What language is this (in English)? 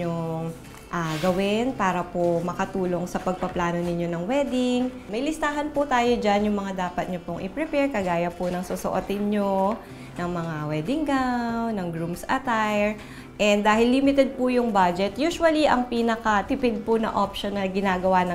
Filipino